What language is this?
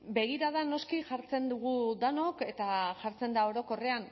Basque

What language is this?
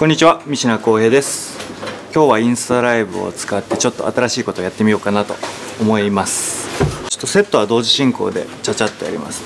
Japanese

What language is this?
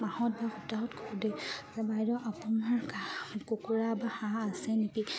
Assamese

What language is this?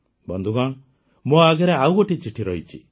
Odia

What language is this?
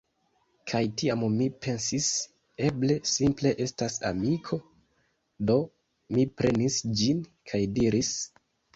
Esperanto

